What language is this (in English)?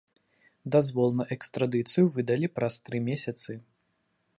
Belarusian